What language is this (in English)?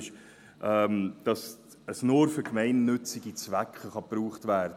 Swiss German